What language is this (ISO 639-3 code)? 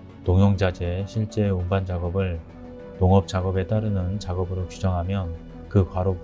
kor